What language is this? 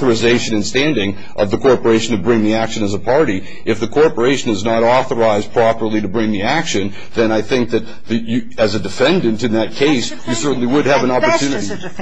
English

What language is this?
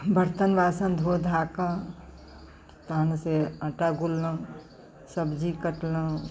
Maithili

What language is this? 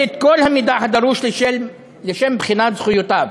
Hebrew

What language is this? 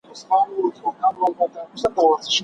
Pashto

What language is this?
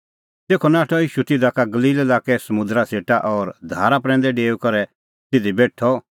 Kullu Pahari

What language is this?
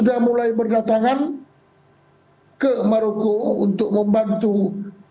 Indonesian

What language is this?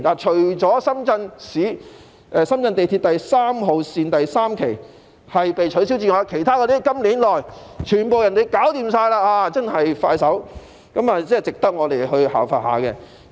Cantonese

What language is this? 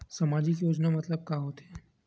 Chhattisgarhi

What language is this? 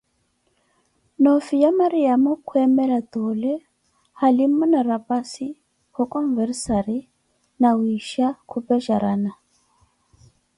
Koti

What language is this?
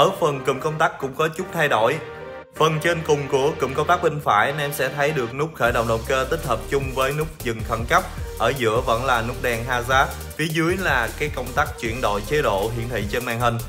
Vietnamese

